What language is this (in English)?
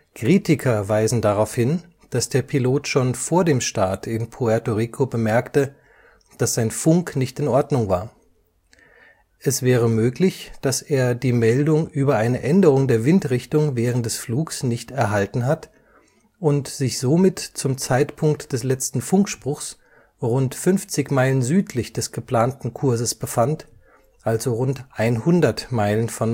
German